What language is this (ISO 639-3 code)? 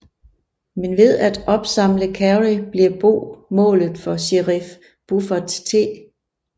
dan